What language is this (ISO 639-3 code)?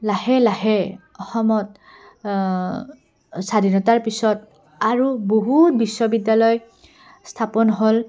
asm